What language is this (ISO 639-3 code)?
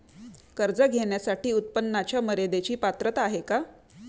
mar